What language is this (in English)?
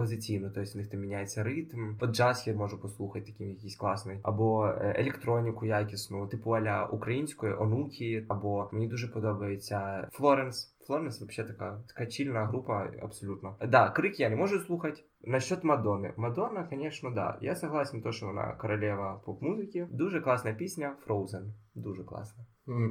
Ukrainian